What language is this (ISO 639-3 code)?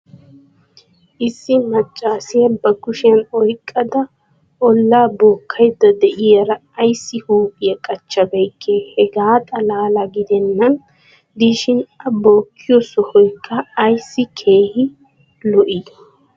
wal